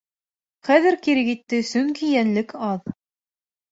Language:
Bashkir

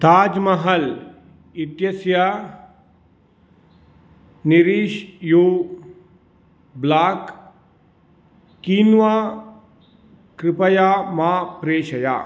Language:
Sanskrit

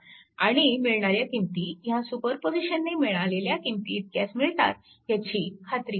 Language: Marathi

